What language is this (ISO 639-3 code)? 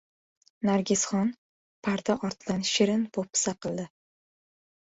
uzb